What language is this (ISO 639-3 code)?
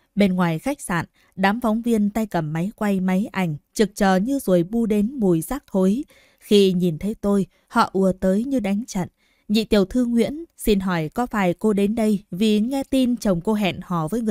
vie